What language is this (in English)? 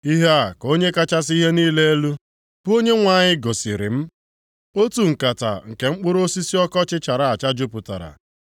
Igbo